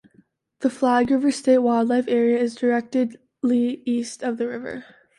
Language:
English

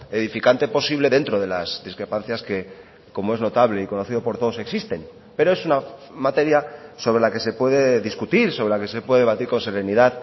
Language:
Spanish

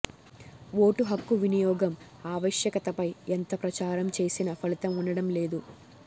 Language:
Telugu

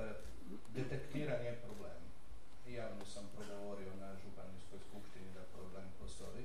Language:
Croatian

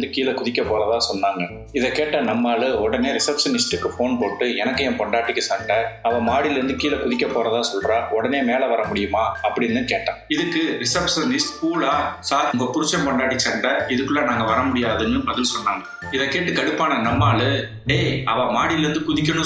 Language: Tamil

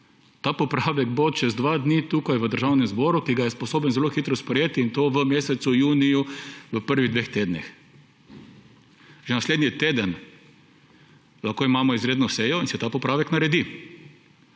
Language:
Slovenian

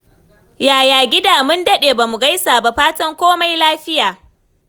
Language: Hausa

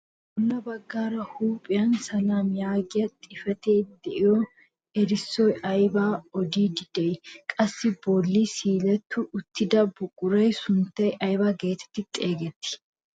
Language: Wolaytta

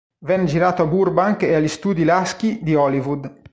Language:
Italian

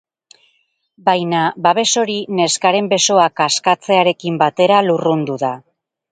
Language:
Basque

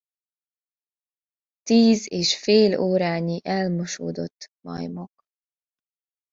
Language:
Hungarian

